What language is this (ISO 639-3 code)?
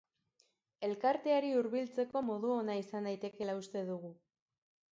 eus